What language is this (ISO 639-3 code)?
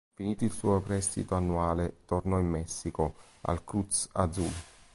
ita